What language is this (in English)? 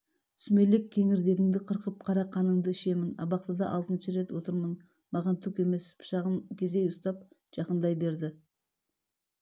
Kazakh